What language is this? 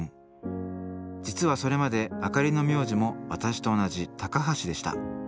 Japanese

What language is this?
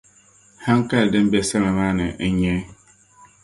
Dagbani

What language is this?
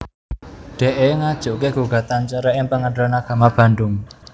Javanese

